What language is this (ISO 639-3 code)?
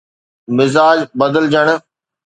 snd